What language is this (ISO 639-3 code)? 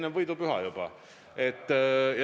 est